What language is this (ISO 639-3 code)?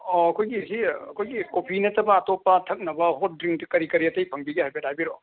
mni